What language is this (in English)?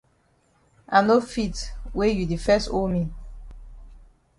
Cameroon Pidgin